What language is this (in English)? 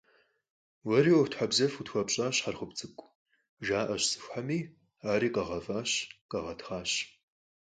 Kabardian